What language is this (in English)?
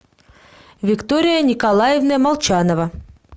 Russian